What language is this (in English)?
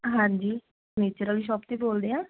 Punjabi